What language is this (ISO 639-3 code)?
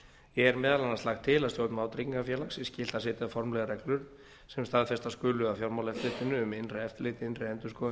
isl